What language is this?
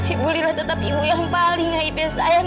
Indonesian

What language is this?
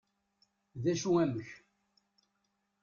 Kabyle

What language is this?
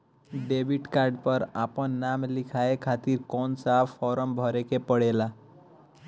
Bhojpuri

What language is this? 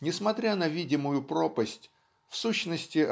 Russian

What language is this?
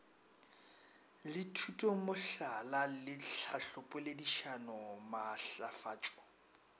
Northern Sotho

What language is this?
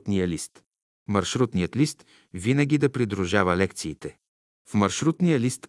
Bulgarian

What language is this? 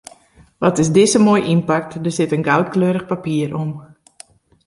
Western Frisian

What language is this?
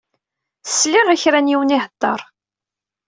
Kabyle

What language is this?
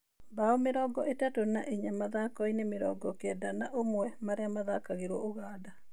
Kikuyu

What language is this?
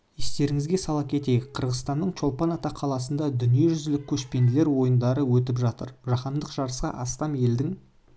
Kazakh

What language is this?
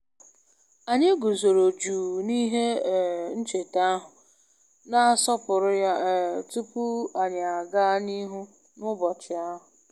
Igbo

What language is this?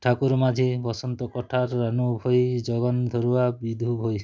Odia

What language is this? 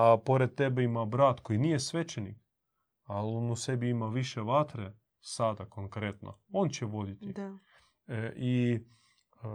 Croatian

